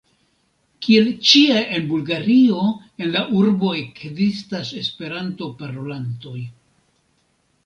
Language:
Esperanto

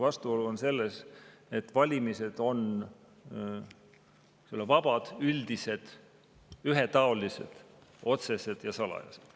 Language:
Estonian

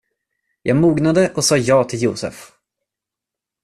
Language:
Swedish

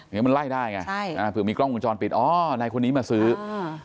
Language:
Thai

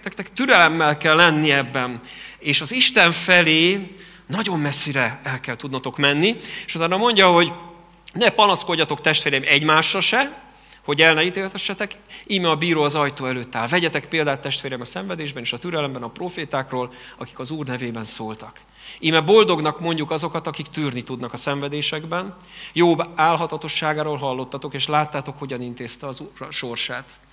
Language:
Hungarian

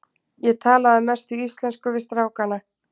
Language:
Icelandic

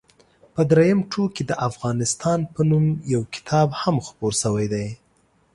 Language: Pashto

